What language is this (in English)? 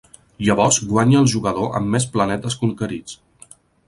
Catalan